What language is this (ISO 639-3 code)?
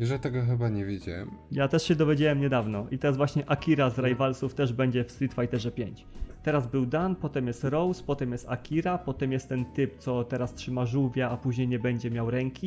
pol